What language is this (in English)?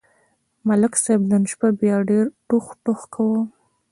Pashto